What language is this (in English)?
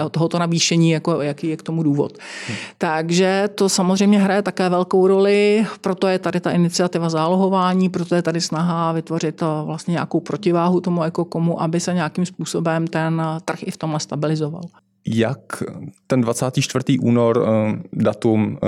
Czech